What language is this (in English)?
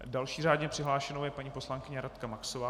Czech